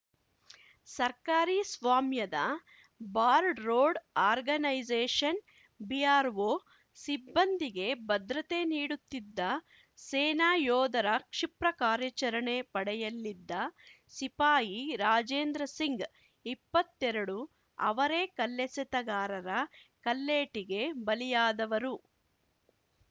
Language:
Kannada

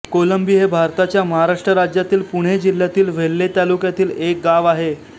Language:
Marathi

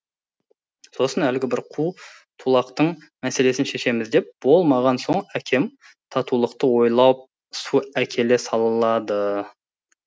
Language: Kazakh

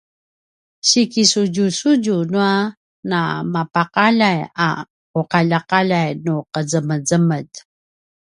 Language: Paiwan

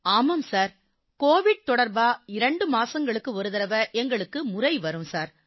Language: Tamil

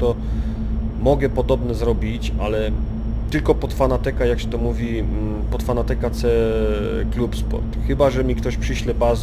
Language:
Polish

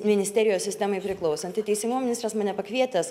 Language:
Lithuanian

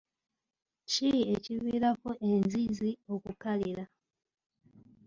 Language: Ganda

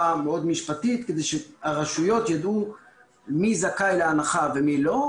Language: Hebrew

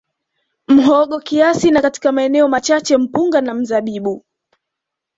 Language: Swahili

